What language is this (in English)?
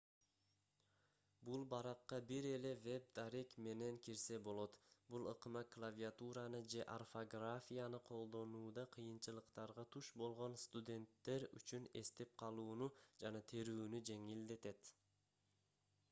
Kyrgyz